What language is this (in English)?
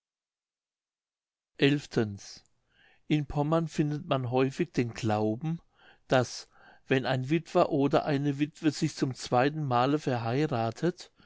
German